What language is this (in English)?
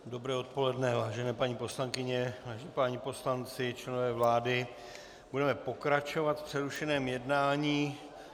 Czech